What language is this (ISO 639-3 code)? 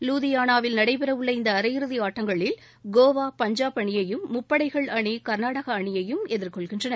tam